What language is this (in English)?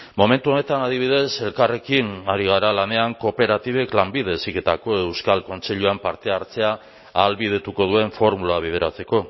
Basque